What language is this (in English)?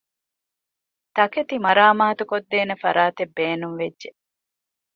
Divehi